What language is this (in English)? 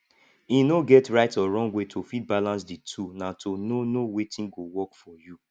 Nigerian Pidgin